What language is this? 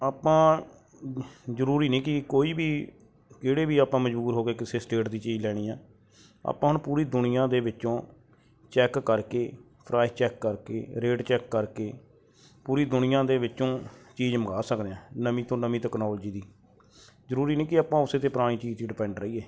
Punjabi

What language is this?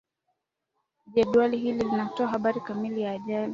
Swahili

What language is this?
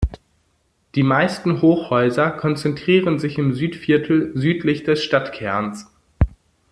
German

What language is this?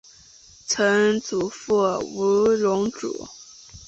Chinese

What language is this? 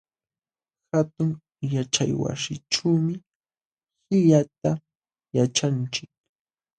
Jauja Wanca Quechua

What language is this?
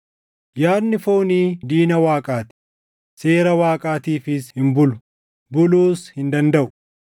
Oromo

